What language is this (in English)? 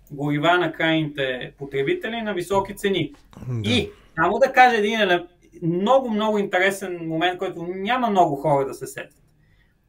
Bulgarian